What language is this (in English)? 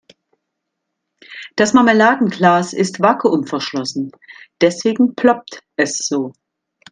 German